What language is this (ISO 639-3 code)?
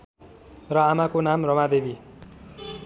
nep